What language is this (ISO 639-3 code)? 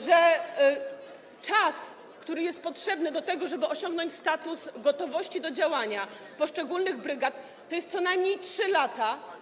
pol